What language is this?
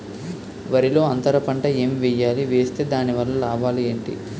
Telugu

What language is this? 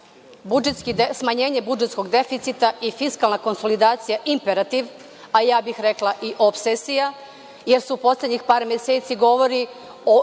Serbian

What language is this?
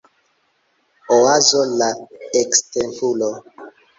Esperanto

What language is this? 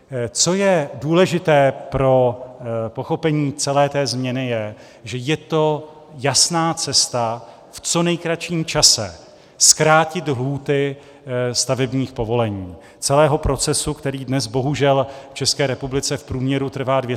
Czech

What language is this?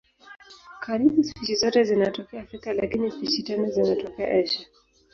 Swahili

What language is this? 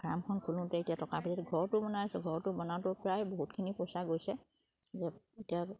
Assamese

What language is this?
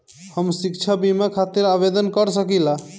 Bhojpuri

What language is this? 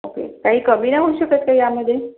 Marathi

